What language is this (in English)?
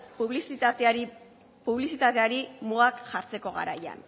Basque